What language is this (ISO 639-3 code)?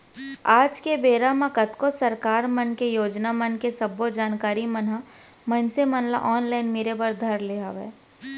hne